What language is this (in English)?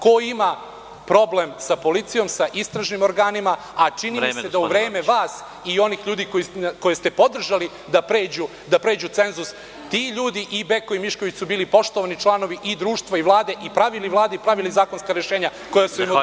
Serbian